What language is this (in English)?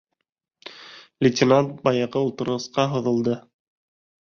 Bashkir